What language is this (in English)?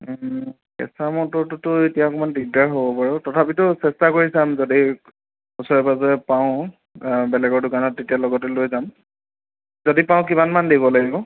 Assamese